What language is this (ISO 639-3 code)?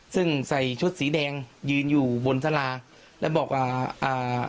tha